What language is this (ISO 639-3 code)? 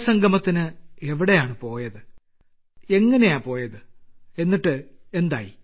mal